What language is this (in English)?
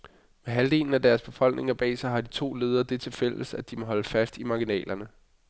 Danish